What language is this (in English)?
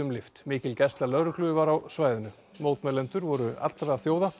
Icelandic